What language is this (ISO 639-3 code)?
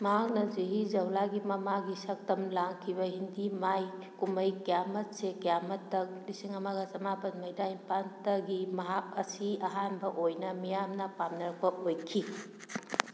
mni